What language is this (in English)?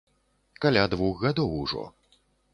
Belarusian